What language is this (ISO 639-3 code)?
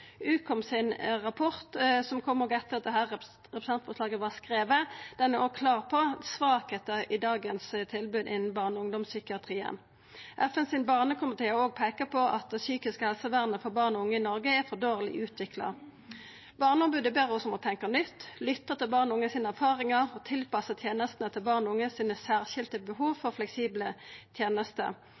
nno